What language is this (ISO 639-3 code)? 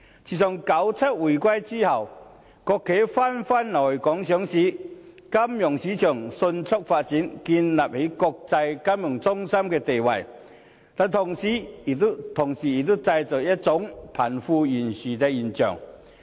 yue